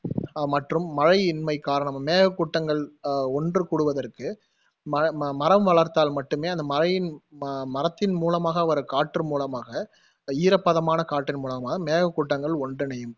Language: Tamil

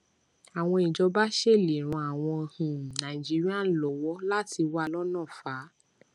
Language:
Yoruba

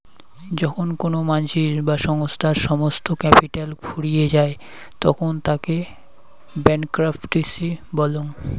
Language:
Bangla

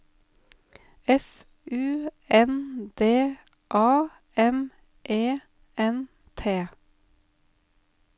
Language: Norwegian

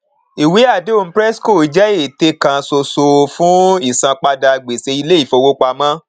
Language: Yoruba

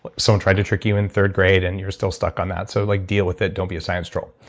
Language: English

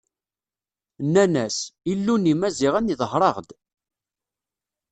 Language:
Kabyle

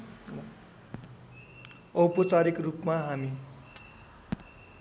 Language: Nepali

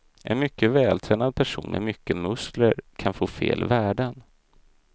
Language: Swedish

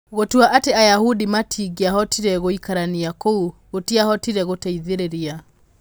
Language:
Kikuyu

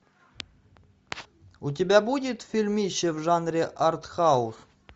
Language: Russian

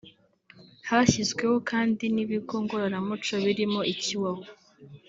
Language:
Kinyarwanda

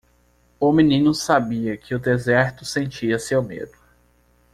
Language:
Portuguese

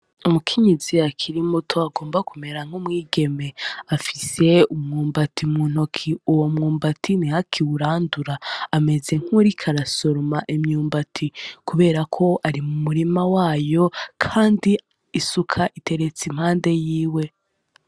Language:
Rundi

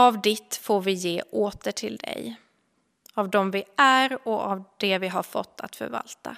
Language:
Swedish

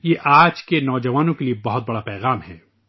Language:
Urdu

